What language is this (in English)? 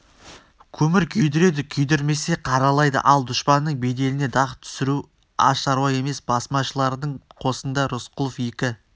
Kazakh